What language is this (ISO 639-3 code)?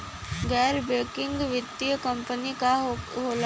bho